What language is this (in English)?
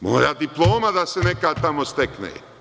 Serbian